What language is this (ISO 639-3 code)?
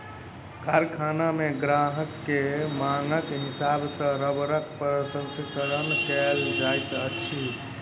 mai